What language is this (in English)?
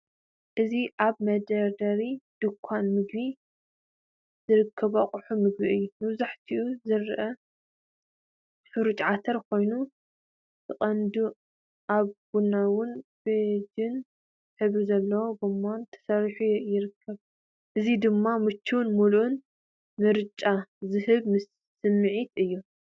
Tigrinya